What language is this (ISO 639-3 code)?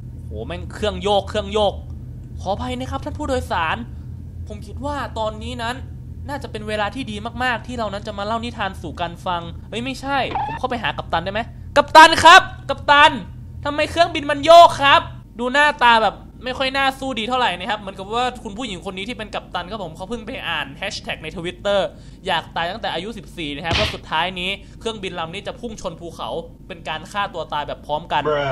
tha